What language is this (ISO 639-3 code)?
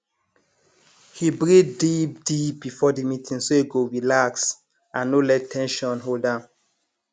pcm